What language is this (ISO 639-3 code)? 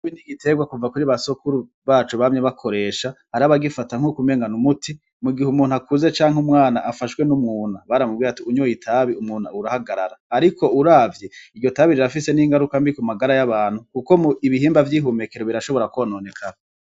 run